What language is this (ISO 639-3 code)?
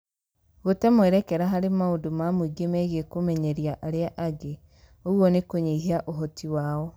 kik